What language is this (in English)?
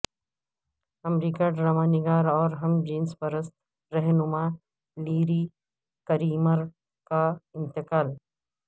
Urdu